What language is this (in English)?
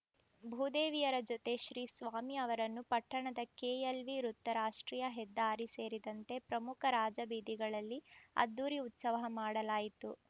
Kannada